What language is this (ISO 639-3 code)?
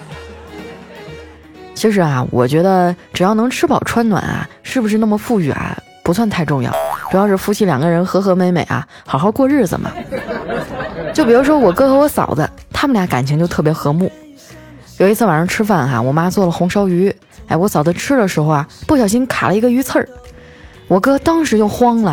zho